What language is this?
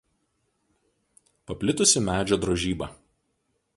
Lithuanian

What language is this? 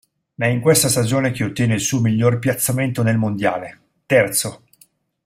Italian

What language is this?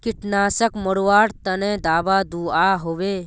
Magahi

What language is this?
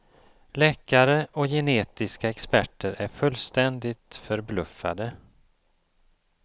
Swedish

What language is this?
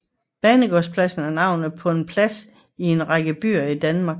Danish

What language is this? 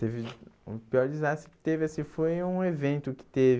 Portuguese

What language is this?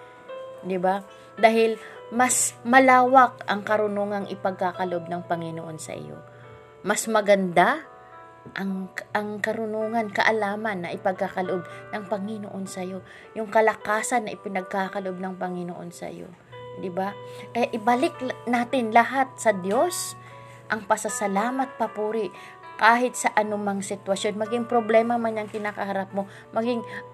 Filipino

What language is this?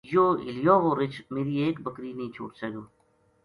Gujari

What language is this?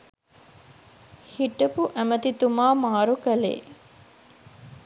Sinhala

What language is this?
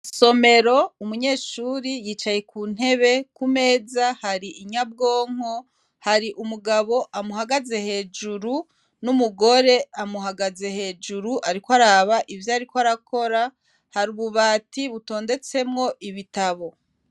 Rundi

